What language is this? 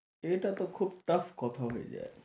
Bangla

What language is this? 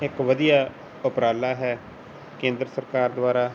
Punjabi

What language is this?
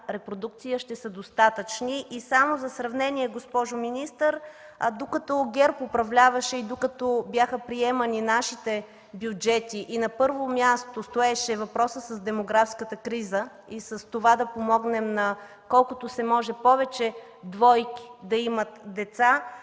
Bulgarian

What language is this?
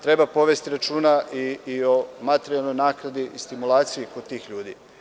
Serbian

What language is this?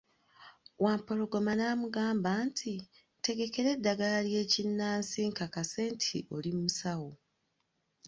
Ganda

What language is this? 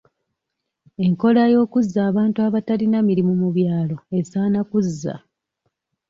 Ganda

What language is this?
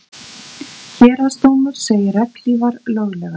Icelandic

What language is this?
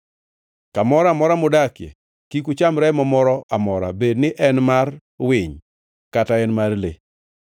Luo (Kenya and Tanzania)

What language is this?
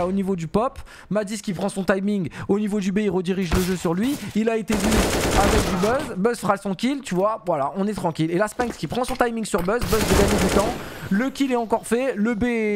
French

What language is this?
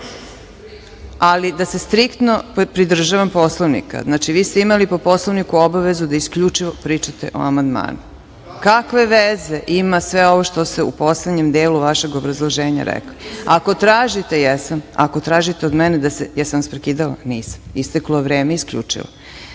Serbian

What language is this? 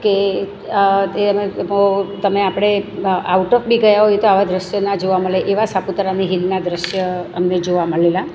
Gujarati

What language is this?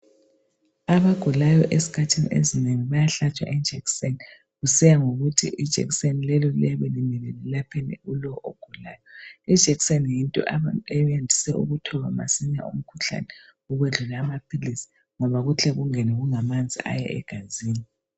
North Ndebele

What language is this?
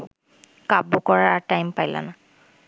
Bangla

